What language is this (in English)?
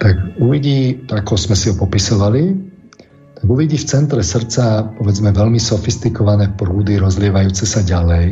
Slovak